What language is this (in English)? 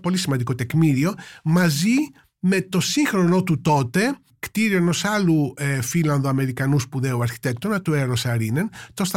Greek